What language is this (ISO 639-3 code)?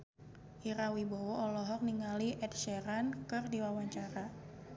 sun